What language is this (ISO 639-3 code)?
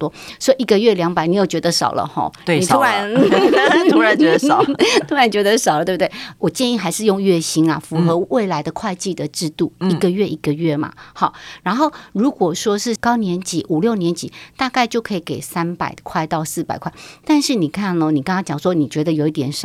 zho